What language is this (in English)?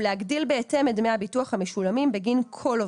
Hebrew